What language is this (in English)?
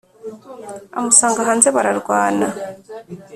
Kinyarwanda